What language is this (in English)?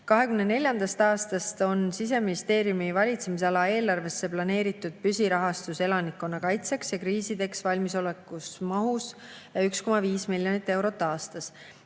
Estonian